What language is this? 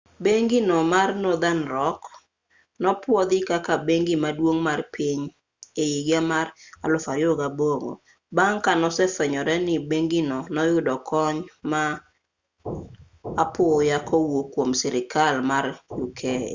Luo (Kenya and Tanzania)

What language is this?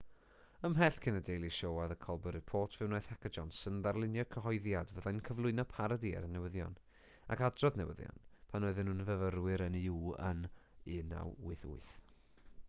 Welsh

